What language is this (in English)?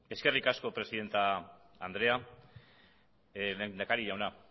Basque